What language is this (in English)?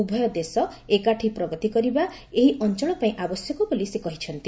Odia